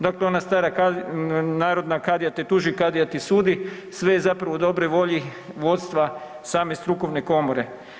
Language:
Croatian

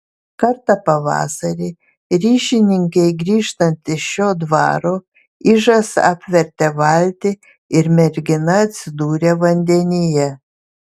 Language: Lithuanian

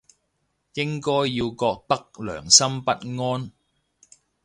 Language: Cantonese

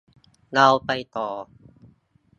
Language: Thai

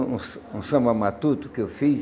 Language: Portuguese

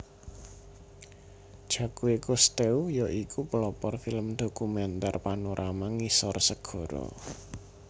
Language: Javanese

